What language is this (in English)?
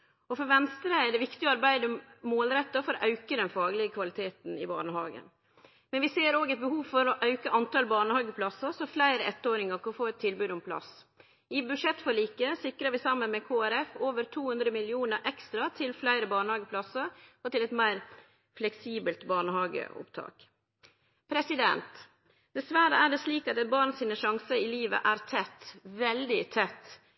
Norwegian Nynorsk